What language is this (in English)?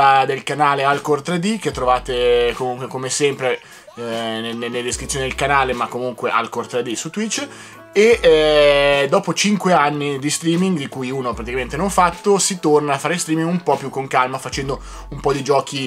Italian